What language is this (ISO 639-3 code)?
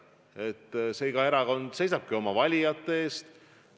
est